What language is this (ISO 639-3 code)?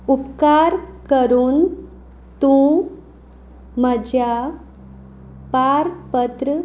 kok